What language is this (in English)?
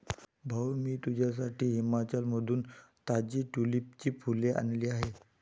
Marathi